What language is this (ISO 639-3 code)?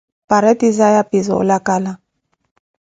eko